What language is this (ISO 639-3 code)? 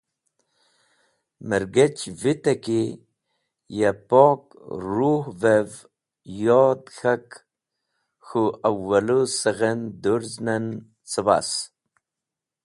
wbl